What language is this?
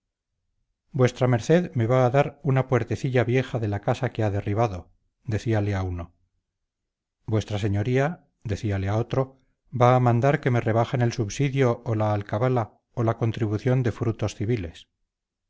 Spanish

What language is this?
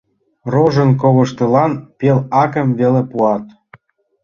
Mari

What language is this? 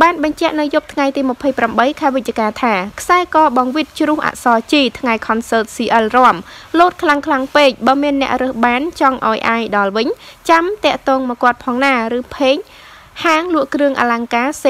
Vietnamese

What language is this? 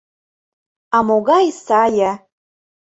Mari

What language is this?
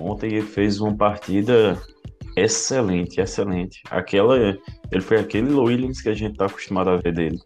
Portuguese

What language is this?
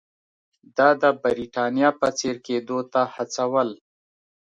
Pashto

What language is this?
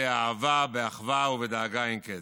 Hebrew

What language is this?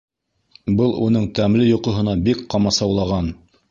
Bashkir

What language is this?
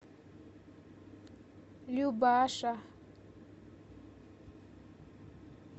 Russian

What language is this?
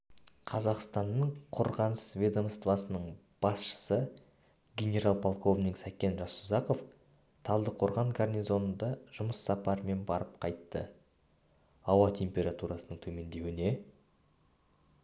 Kazakh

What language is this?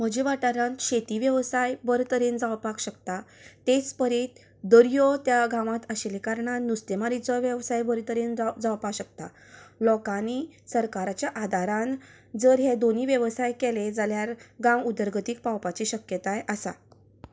Konkani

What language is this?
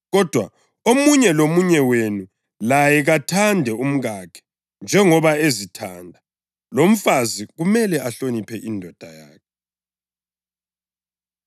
North Ndebele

